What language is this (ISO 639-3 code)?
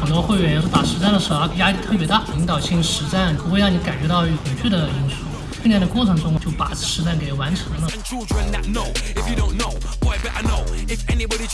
zho